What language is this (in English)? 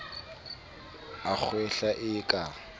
Southern Sotho